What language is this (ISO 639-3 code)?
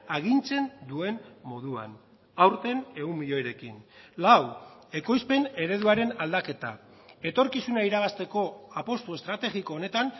eus